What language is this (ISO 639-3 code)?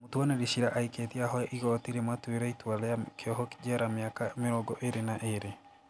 kik